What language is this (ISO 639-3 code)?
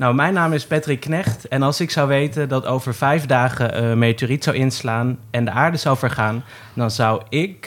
nld